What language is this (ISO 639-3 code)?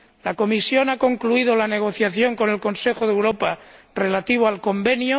spa